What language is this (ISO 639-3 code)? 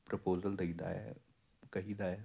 pan